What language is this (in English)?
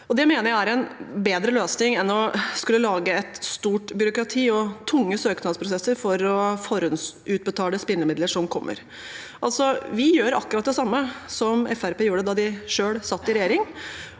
Norwegian